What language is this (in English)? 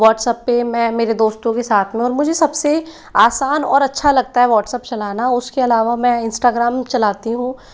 Hindi